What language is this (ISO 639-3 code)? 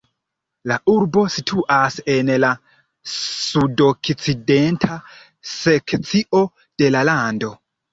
epo